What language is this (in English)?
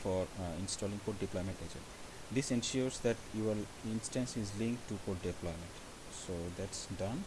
English